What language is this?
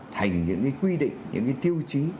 Vietnamese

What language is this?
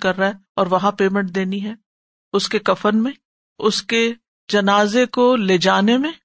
Urdu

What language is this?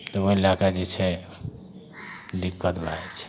Maithili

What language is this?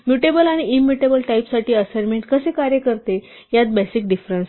Marathi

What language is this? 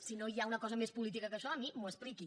Catalan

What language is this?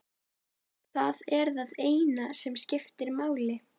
Icelandic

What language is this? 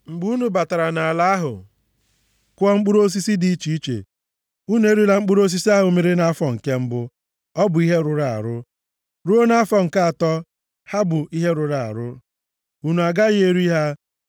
Igbo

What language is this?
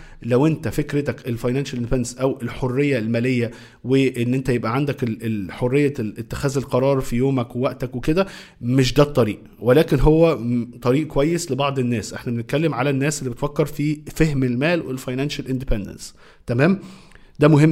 Arabic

